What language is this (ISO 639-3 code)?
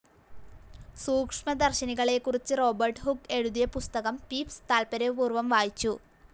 mal